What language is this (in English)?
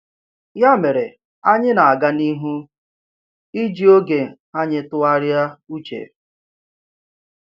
Igbo